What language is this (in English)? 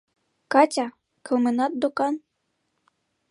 Mari